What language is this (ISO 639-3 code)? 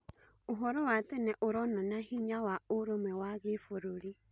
kik